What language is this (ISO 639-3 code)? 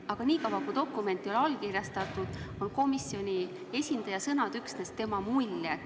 est